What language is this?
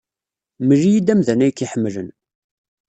Kabyle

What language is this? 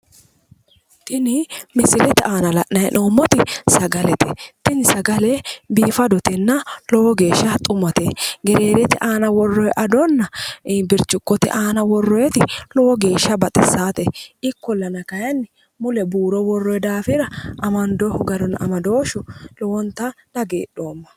Sidamo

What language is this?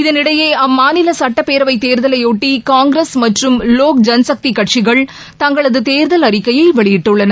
Tamil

